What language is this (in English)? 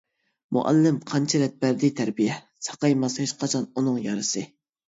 Uyghur